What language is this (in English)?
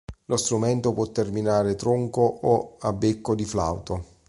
Italian